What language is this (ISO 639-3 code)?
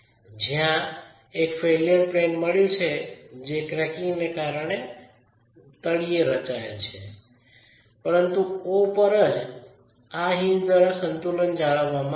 guj